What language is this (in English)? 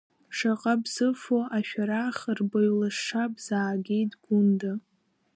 Abkhazian